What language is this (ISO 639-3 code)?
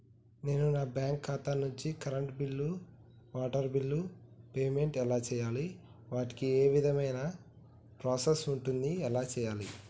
tel